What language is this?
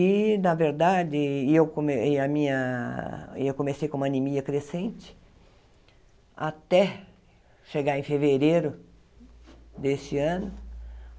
Portuguese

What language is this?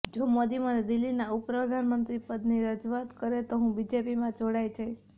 Gujarati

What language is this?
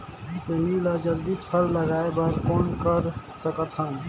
Chhattisgarhi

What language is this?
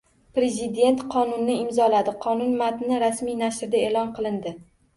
Uzbek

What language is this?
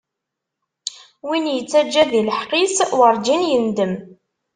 Kabyle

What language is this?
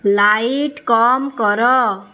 Odia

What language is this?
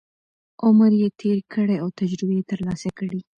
Pashto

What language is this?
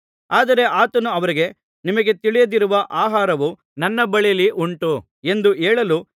Kannada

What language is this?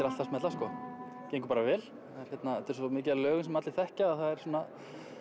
Icelandic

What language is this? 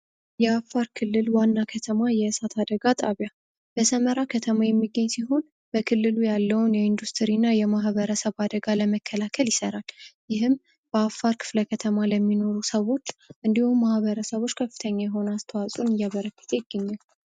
Amharic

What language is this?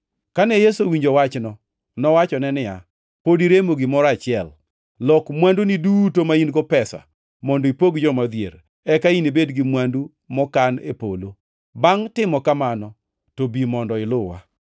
Luo (Kenya and Tanzania)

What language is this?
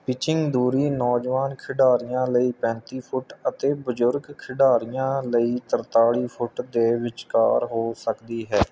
Punjabi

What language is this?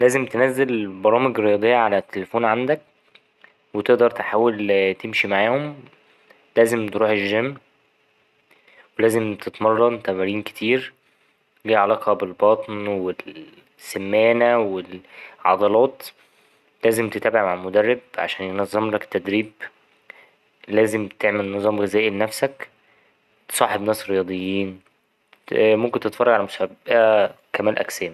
Egyptian Arabic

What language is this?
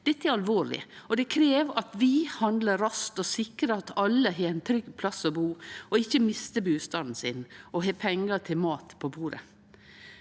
Norwegian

